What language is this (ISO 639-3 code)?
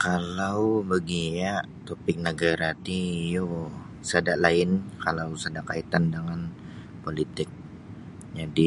bsy